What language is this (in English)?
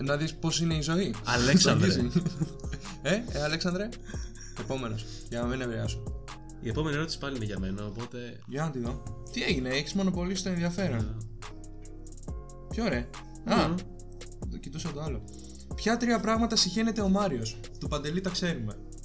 Greek